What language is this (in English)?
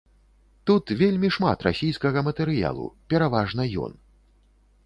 Belarusian